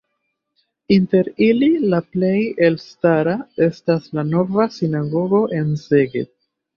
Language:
Esperanto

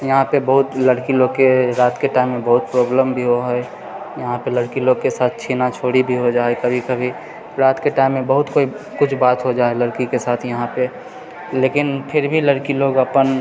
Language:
Maithili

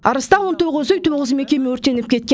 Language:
Kazakh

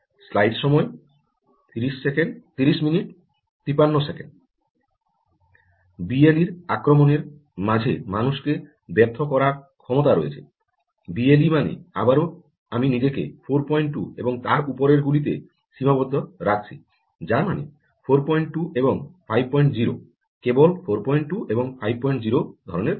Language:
Bangla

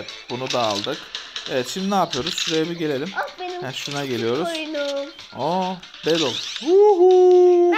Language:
Turkish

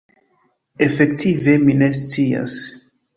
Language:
Esperanto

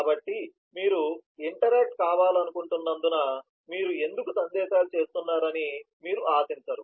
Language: Telugu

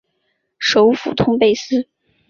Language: Chinese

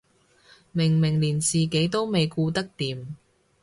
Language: Cantonese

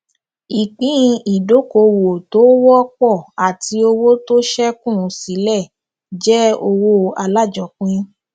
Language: Yoruba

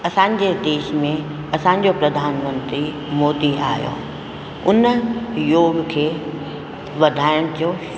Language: Sindhi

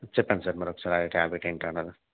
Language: Telugu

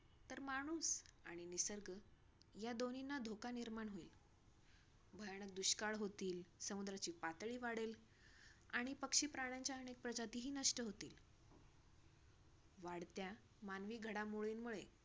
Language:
Marathi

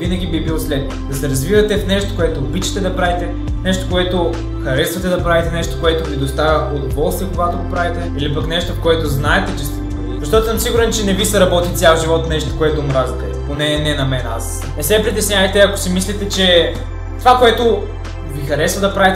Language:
Bulgarian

